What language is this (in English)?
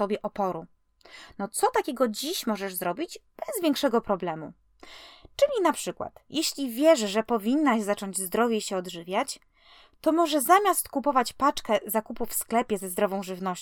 Polish